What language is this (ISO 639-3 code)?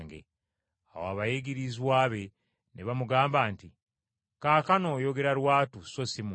lug